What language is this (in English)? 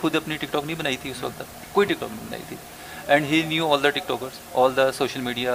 Urdu